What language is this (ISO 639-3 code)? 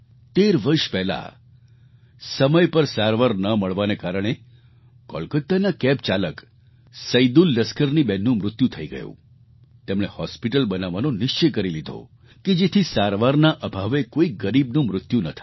guj